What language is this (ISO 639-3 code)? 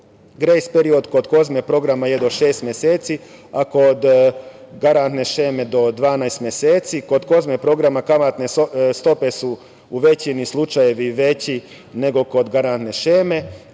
srp